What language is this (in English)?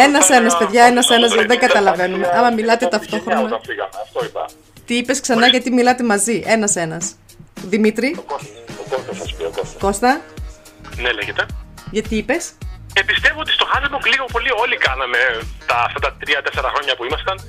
Greek